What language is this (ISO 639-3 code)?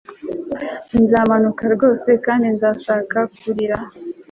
kin